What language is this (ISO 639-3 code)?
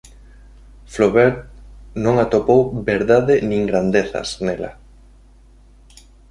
glg